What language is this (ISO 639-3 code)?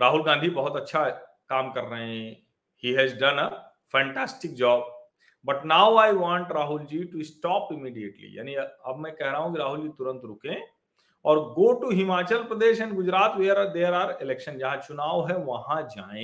hin